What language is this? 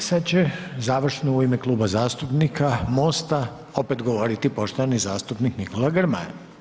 Croatian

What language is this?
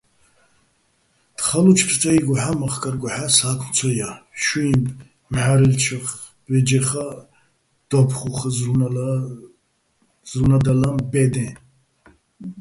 Bats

